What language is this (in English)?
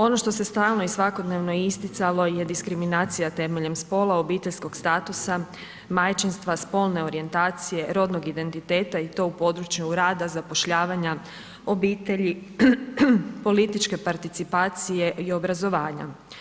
Croatian